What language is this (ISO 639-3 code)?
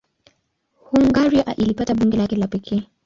swa